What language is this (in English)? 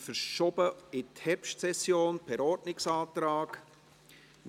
Swiss German